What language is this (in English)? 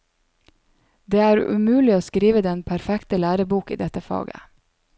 Norwegian